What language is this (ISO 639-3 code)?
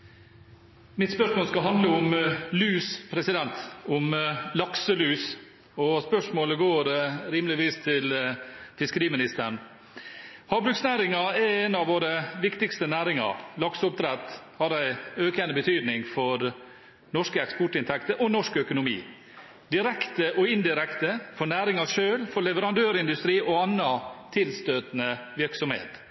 nor